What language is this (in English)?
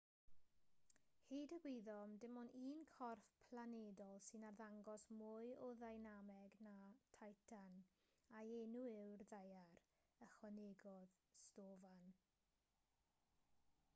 Welsh